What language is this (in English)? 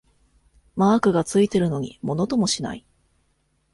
Japanese